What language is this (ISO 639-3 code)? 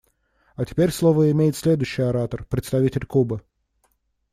rus